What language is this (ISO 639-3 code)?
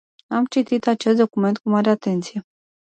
ron